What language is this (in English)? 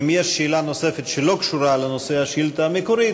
Hebrew